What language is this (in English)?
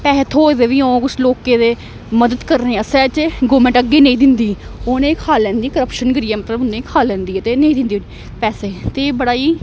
Dogri